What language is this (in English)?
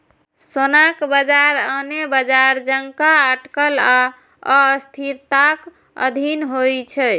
Maithili